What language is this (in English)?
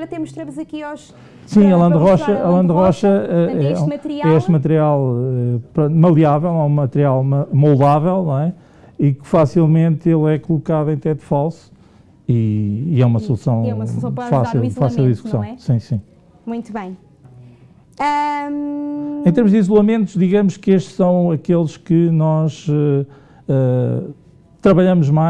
Portuguese